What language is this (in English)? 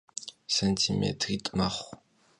Kabardian